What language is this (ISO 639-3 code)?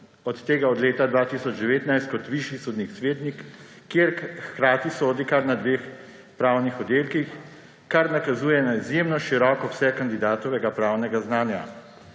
slv